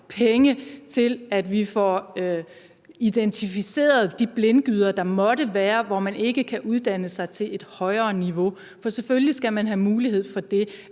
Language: Danish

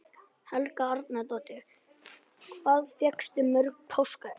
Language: Icelandic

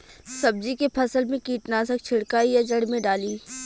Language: Bhojpuri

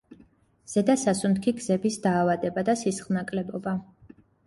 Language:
Georgian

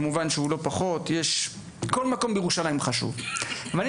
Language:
Hebrew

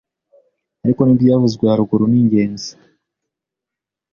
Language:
Kinyarwanda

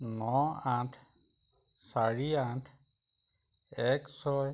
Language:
Assamese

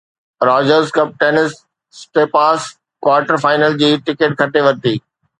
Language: Sindhi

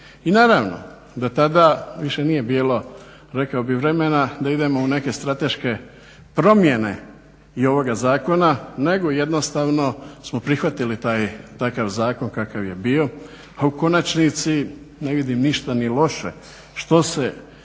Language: Croatian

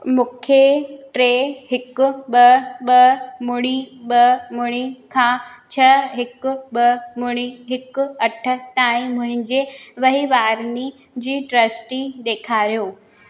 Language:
Sindhi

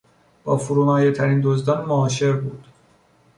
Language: Persian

